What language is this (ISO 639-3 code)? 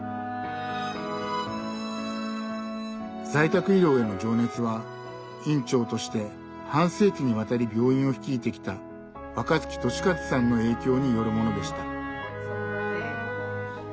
jpn